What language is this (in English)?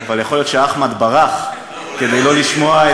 Hebrew